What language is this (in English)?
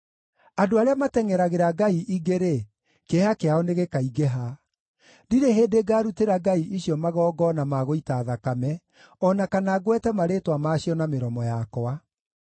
Kikuyu